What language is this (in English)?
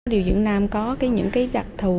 Vietnamese